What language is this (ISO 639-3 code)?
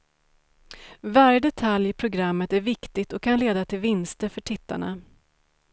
swe